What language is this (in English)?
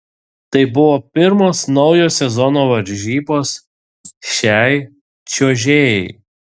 Lithuanian